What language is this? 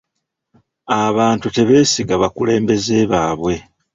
Ganda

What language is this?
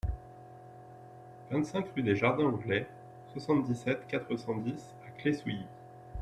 French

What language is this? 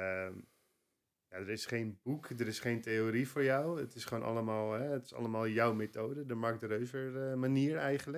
Dutch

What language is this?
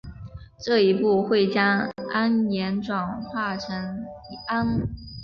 Chinese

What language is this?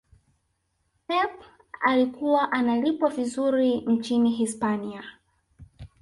Swahili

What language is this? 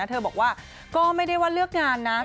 Thai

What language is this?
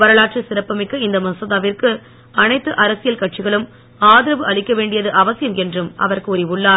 Tamil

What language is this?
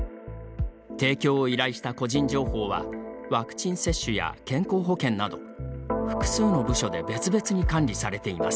Japanese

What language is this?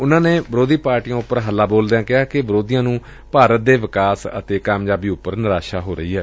Punjabi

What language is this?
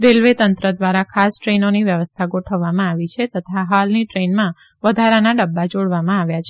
Gujarati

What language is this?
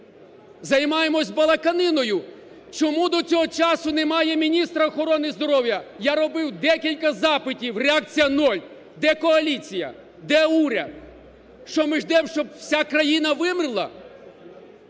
Ukrainian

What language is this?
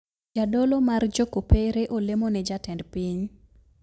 Luo (Kenya and Tanzania)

